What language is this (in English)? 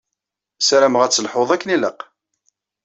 Kabyle